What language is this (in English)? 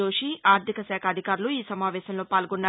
Telugu